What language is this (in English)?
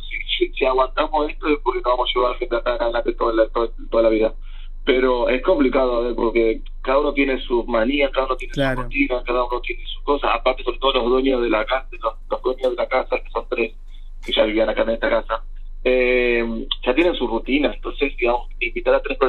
Spanish